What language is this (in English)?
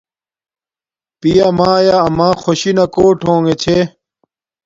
Domaaki